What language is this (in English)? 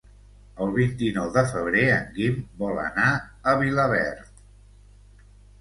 Catalan